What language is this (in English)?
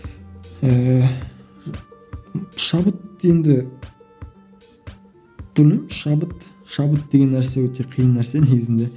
Kazakh